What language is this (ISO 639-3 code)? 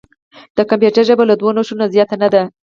pus